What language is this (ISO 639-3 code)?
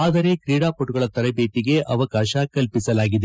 kan